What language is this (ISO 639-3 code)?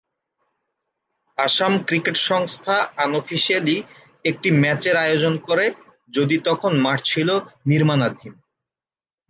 ben